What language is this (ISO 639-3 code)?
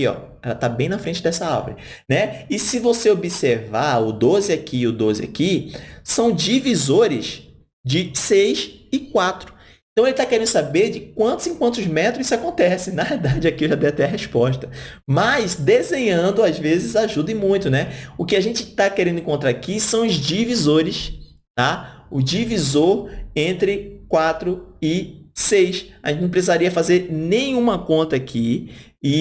por